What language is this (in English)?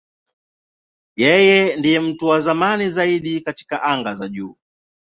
Swahili